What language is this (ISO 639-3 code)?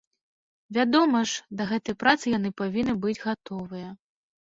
bel